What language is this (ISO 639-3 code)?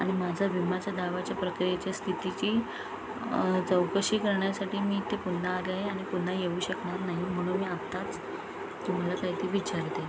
mar